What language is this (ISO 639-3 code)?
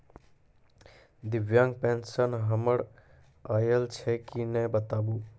mai